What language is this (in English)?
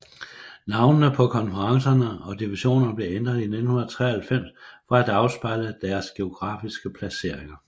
Danish